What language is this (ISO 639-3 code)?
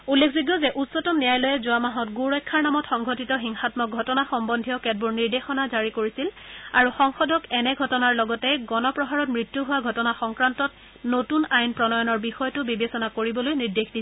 asm